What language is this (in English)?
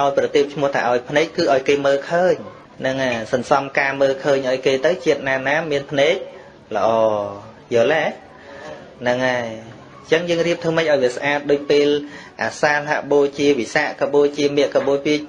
Vietnamese